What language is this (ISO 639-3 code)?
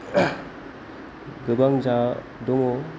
brx